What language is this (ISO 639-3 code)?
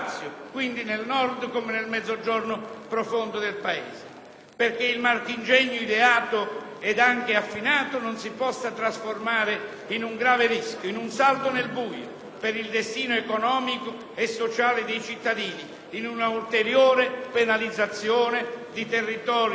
ita